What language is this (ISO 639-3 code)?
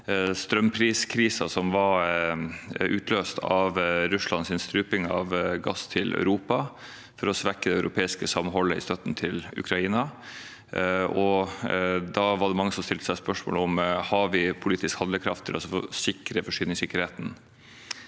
nor